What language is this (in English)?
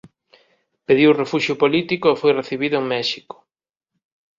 Galician